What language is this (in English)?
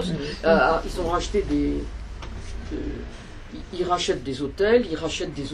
French